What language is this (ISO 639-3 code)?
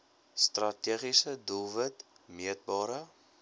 afr